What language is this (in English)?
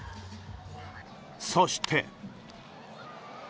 Japanese